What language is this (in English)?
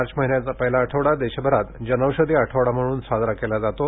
Marathi